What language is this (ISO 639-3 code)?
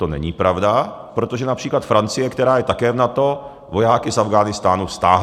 ces